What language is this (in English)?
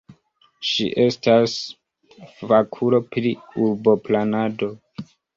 Esperanto